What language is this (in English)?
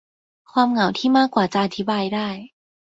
Thai